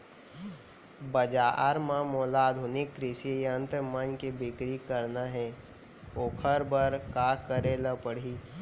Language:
Chhattisgarhi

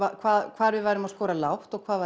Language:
Icelandic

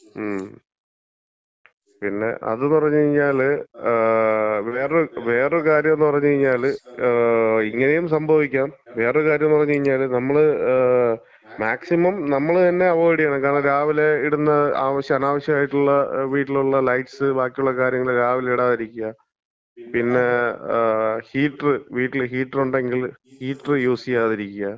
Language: Malayalam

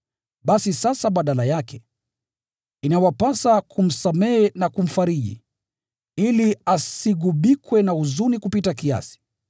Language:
Swahili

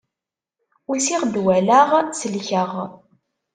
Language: Kabyle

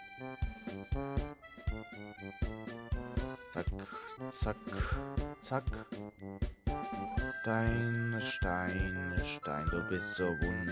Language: German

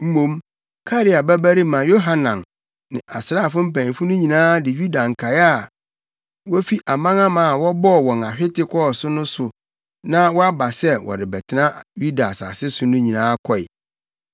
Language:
Akan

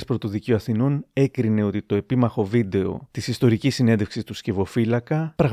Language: Greek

